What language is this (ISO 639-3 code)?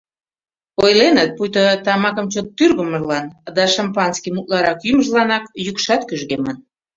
chm